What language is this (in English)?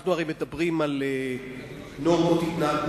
Hebrew